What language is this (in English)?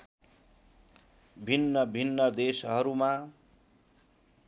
Nepali